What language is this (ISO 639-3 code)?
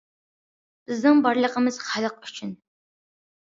uig